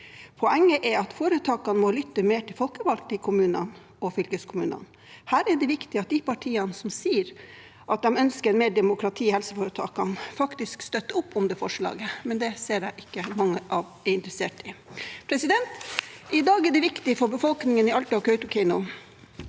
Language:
Norwegian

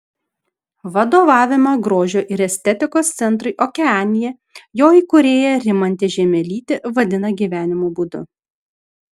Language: Lithuanian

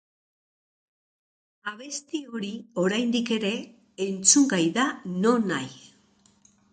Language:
Basque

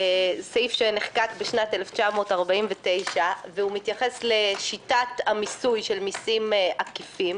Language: Hebrew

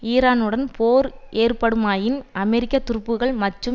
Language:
Tamil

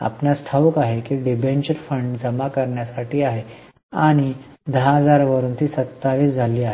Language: Marathi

